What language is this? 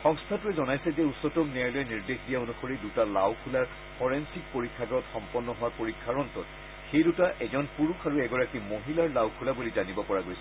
Assamese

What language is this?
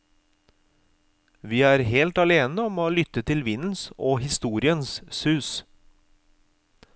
Norwegian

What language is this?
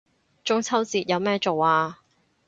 Cantonese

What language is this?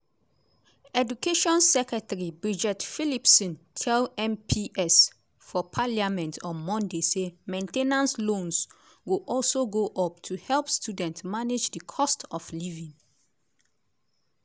Nigerian Pidgin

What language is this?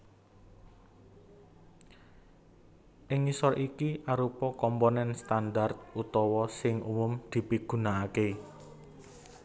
Javanese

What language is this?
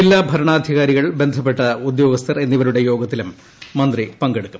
Malayalam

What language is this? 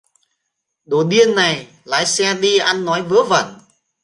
Vietnamese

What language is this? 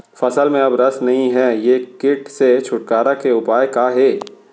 Chhattisgarhi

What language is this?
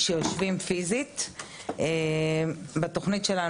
Hebrew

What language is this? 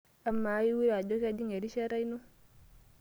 Masai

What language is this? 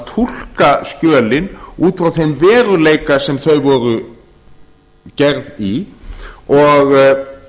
Icelandic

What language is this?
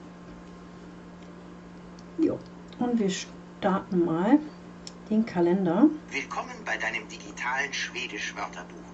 German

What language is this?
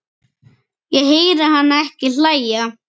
Icelandic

